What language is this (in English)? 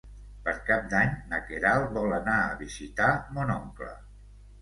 Catalan